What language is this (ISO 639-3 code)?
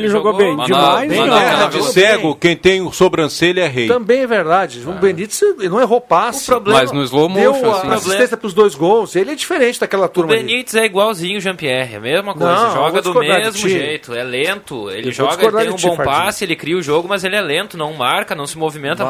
por